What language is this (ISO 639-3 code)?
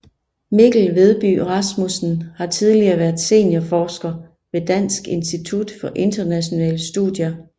dan